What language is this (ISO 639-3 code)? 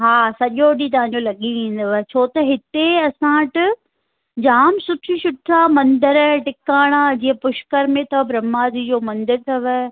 snd